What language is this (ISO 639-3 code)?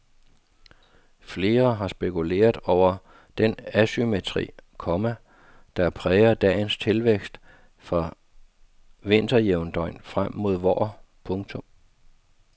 dan